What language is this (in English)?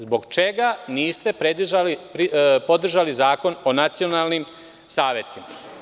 Serbian